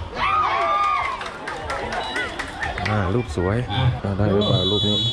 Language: Thai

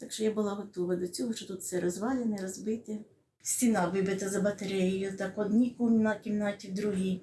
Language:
Ukrainian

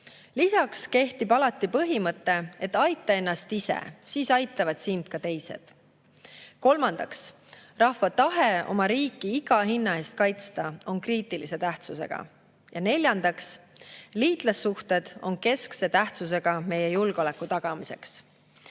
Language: Estonian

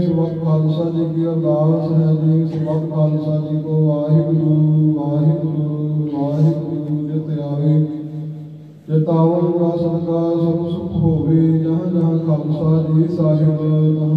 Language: Punjabi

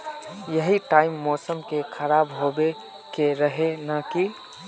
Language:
Magahi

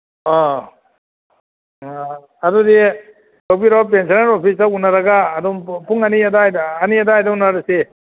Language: Manipuri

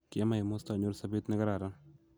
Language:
Kalenjin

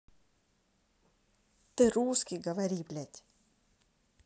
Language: Russian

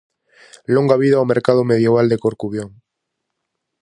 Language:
Galician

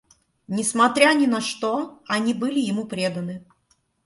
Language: Russian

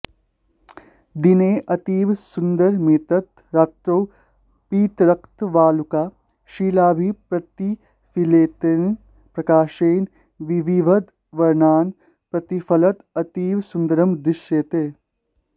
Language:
Sanskrit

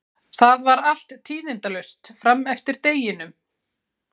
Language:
Icelandic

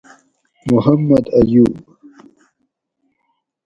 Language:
Gawri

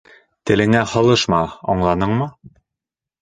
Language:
Bashkir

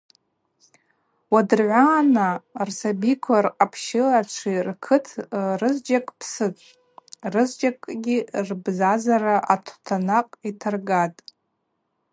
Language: Abaza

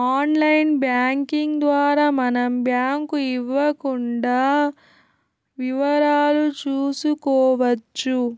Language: Telugu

